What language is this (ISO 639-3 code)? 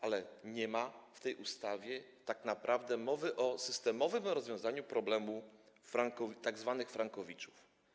pol